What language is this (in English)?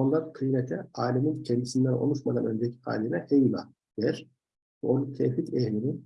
Turkish